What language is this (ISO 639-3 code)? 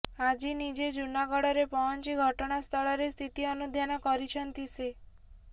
ori